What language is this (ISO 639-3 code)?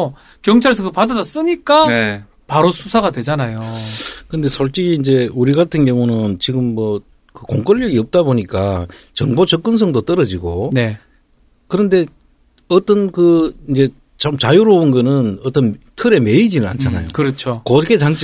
kor